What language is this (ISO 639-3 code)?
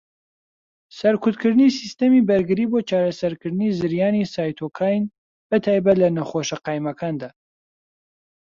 ckb